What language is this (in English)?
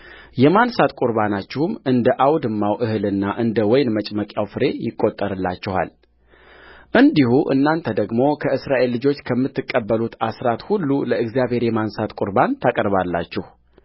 Amharic